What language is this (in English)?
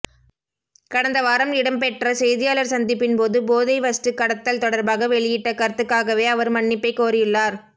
Tamil